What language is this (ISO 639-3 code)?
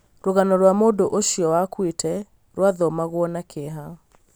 kik